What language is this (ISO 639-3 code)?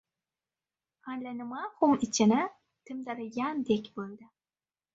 uzb